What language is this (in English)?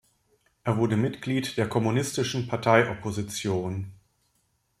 German